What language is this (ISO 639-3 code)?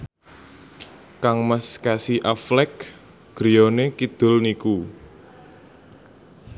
jav